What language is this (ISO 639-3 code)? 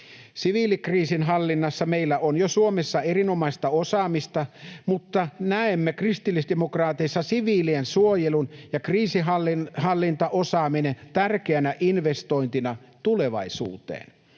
fin